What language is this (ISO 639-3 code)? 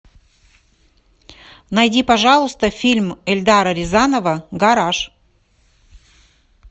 rus